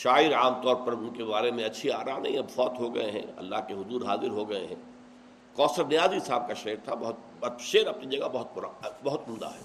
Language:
Urdu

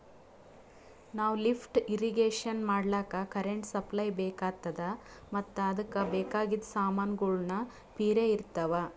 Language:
Kannada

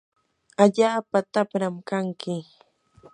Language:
Yanahuanca Pasco Quechua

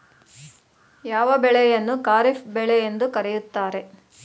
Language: Kannada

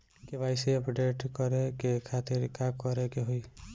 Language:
Bhojpuri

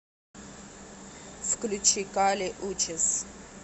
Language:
Russian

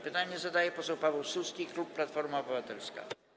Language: Polish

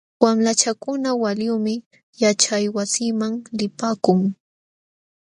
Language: Jauja Wanca Quechua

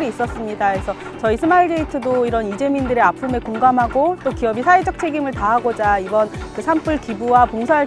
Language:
Korean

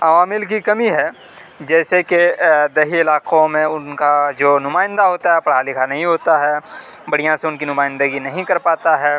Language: Urdu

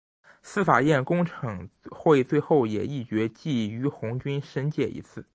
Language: Chinese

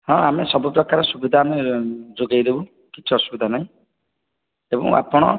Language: Odia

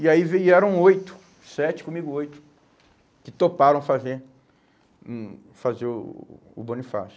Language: Portuguese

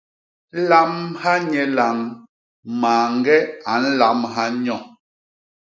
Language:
Basaa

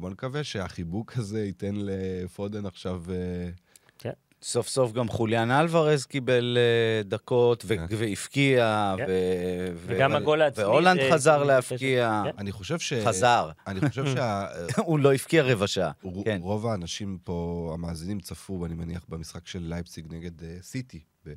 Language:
Hebrew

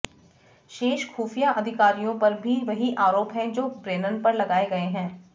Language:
Hindi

